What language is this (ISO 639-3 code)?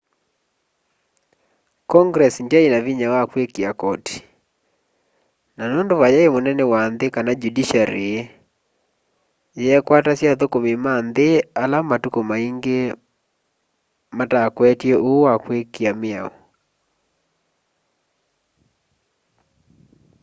kam